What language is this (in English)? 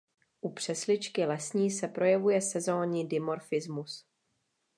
Czech